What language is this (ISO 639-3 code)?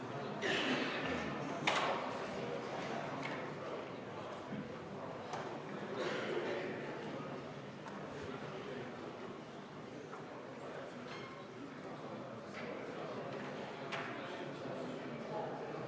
est